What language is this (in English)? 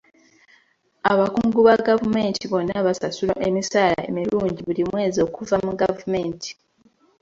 Ganda